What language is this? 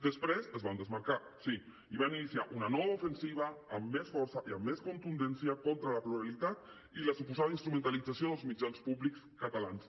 Catalan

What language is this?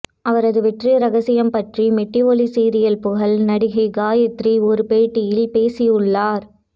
Tamil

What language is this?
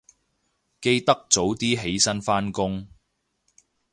Cantonese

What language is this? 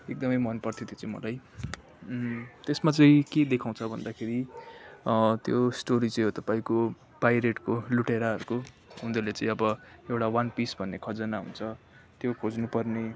Nepali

